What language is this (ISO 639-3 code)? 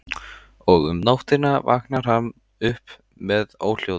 isl